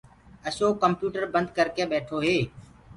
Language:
Gurgula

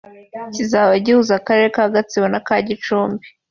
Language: Kinyarwanda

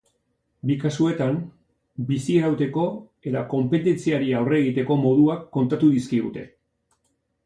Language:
Basque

